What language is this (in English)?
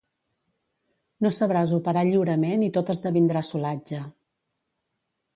Catalan